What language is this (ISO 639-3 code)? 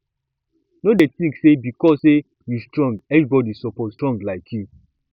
pcm